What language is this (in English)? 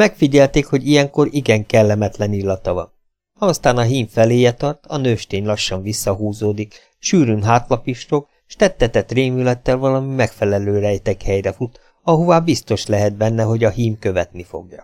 Hungarian